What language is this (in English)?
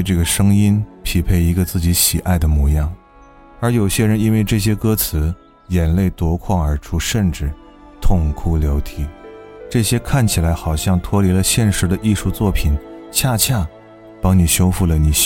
Chinese